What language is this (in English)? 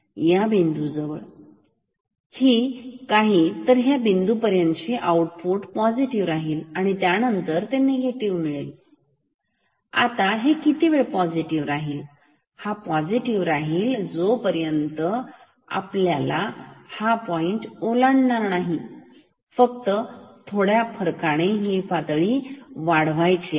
Marathi